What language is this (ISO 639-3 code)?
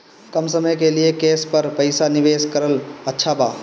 bho